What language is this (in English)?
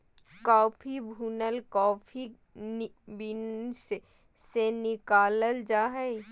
Magahi